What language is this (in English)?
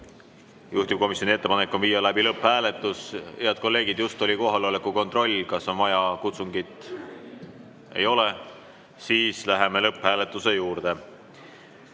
Estonian